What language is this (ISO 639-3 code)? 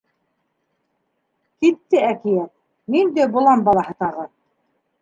bak